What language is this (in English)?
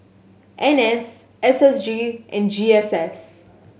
English